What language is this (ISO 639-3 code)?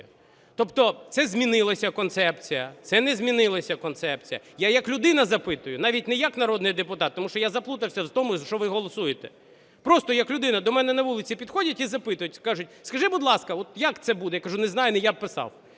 ukr